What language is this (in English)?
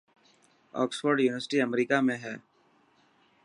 Dhatki